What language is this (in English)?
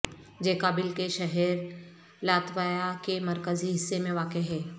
Urdu